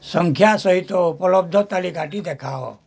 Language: Odia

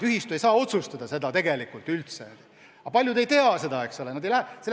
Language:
Estonian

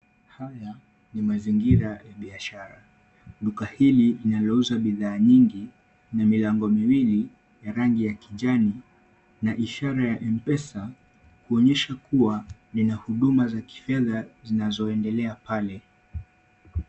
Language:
Swahili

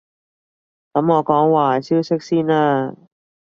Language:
Cantonese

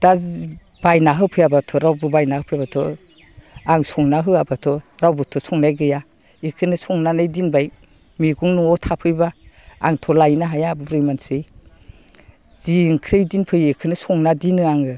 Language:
Bodo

